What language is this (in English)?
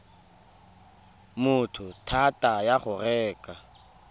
Tswana